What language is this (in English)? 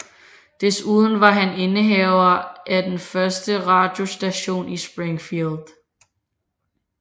Danish